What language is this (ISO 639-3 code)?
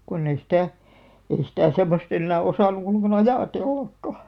fin